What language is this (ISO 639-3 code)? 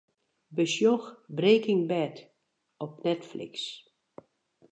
fry